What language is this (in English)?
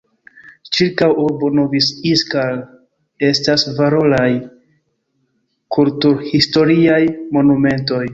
Esperanto